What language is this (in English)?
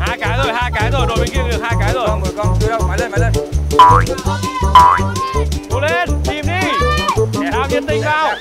Vietnamese